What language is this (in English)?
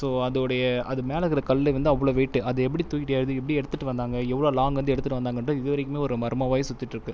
Tamil